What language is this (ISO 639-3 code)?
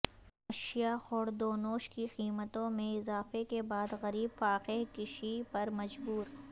urd